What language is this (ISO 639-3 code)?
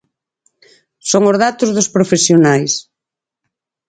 glg